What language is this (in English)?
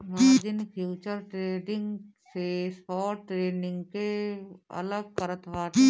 Bhojpuri